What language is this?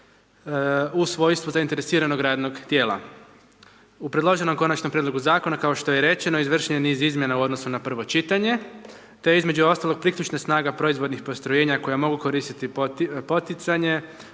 Croatian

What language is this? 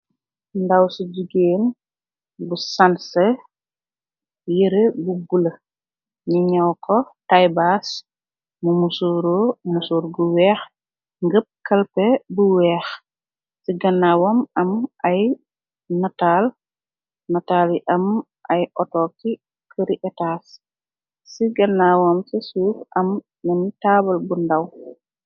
Wolof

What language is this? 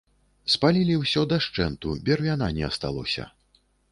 Belarusian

